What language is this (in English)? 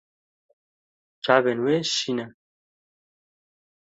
Kurdish